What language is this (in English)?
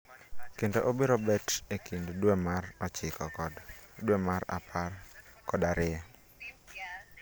Luo (Kenya and Tanzania)